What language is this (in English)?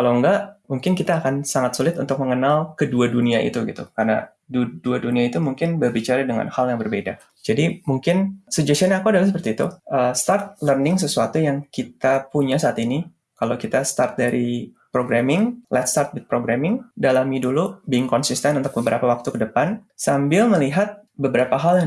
Indonesian